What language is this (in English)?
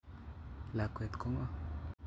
Kalenjin